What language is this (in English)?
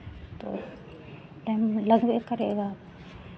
Hindi